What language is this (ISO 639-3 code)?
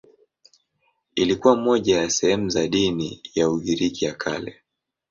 swa